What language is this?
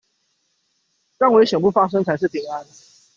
Chinese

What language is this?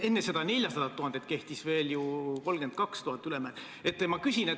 Estonian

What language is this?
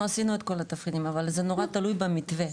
Hebrew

